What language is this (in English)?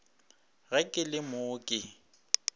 Northern Sotho